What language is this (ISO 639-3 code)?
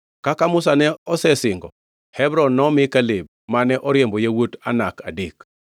luo